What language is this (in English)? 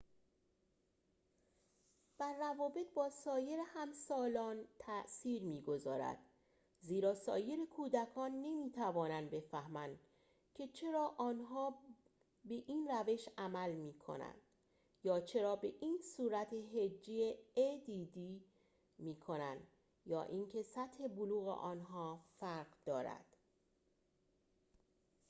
Persian